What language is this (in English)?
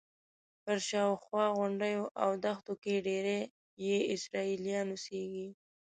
Pashto